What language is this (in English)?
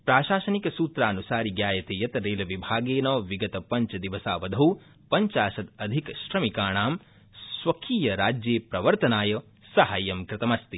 Sanskrit